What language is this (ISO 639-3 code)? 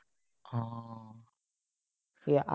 asm